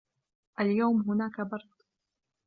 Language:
Arabic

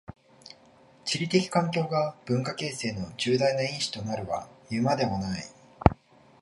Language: Japanese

